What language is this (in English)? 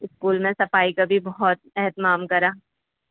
Urdu